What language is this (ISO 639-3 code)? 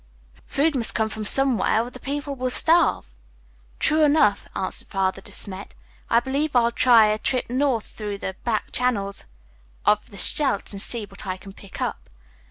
eng